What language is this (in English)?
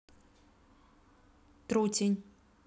Russian